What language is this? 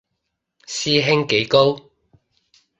Cantonese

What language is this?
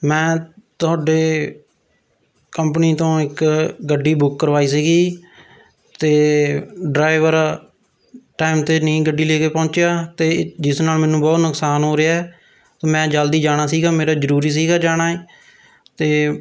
Punjabi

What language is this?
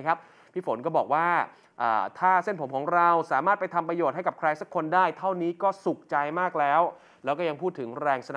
Thai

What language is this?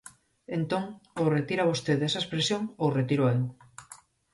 Galician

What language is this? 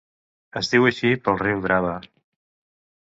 Catalan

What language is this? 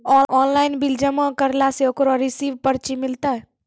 Maithili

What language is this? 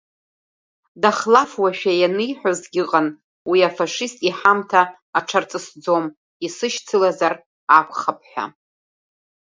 Abkhazian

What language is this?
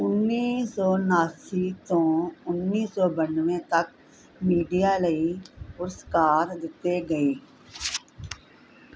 Punjabi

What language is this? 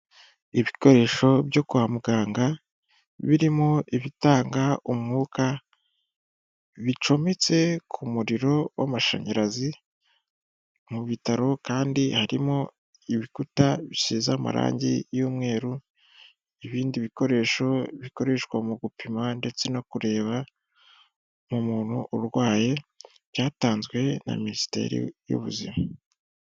Kinyarwanda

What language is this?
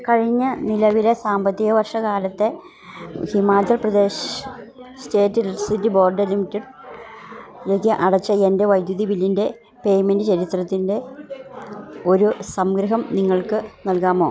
Malayalam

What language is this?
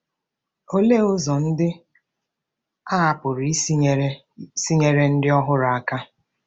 Igbo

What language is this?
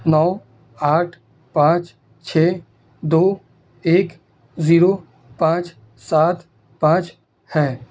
Urdu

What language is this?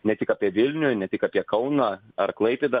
Lithuanian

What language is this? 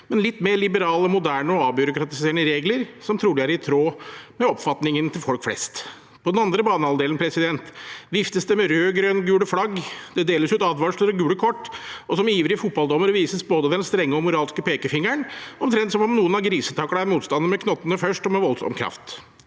Norwegian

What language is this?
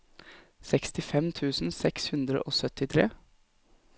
Norwegian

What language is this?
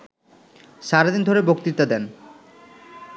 Bangla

